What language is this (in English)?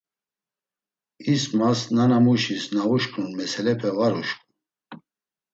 Laz